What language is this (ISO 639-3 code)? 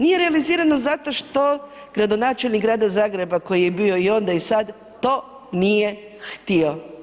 hrv